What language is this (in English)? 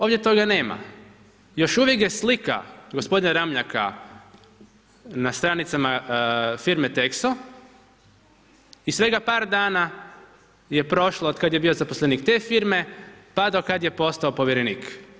Croatian